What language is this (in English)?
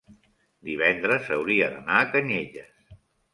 Catalan